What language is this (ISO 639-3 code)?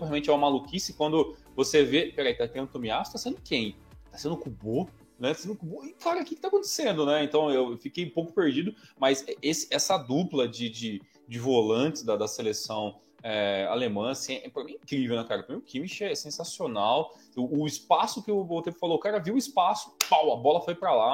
por